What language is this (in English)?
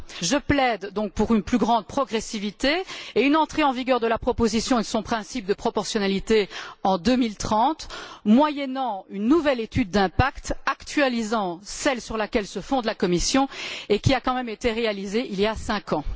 French